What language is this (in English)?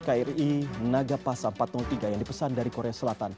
Indonesian